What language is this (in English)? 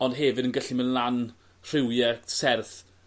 Welsh